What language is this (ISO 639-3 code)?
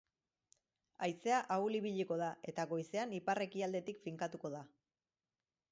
eus